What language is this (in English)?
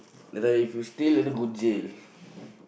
English